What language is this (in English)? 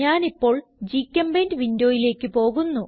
Malayalam